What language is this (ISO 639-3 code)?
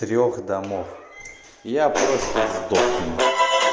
rus